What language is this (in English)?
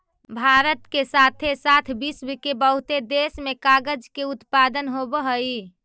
Magahi